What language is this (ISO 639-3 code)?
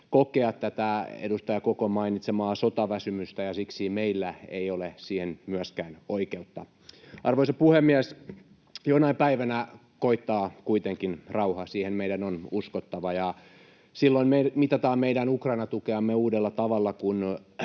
fin